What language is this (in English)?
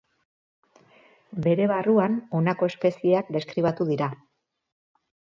Basque